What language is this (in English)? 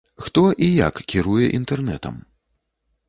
Belarusian